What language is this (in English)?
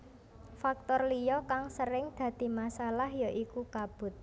Javanese